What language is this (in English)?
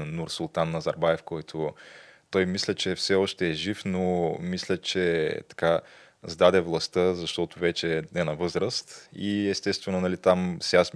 Bulgarian